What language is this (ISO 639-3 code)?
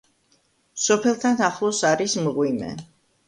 kat